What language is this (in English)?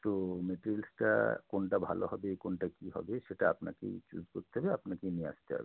Bangla